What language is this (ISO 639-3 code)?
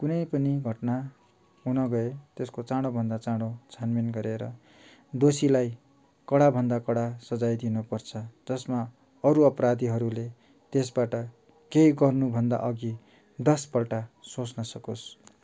nep